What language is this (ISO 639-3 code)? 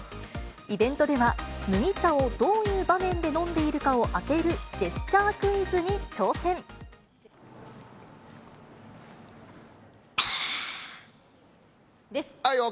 jpn